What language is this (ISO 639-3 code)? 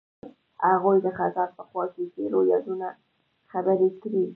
pus